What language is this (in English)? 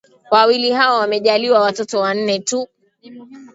Swahili